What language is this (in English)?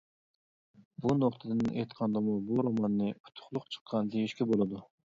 Uyghur